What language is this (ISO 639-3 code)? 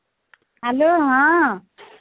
ori